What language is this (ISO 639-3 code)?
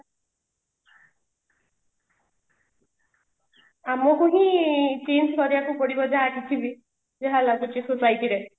ori